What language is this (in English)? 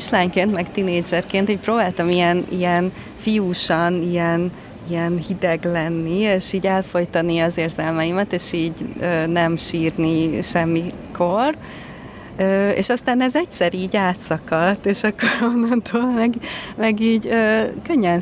Hungarian